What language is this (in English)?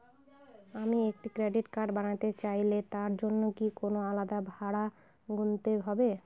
Bangla